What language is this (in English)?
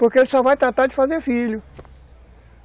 Portuguese